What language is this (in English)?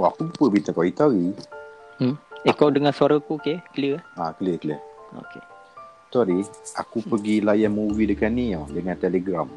Malay